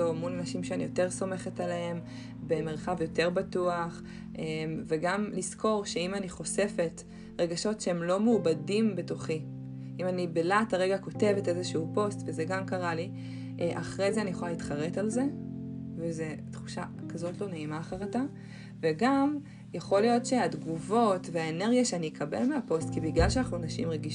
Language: Hebrew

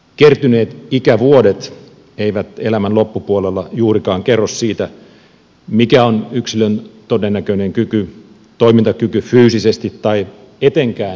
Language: Finnish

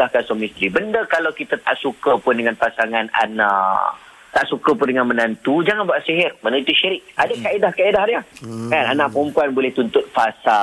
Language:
Malay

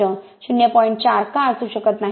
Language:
Marathi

